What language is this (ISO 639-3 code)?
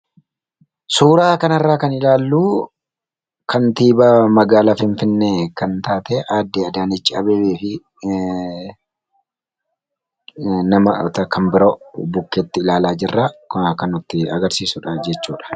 orm